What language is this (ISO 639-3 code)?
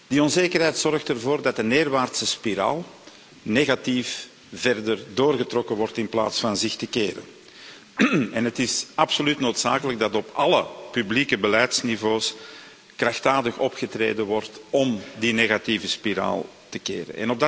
nld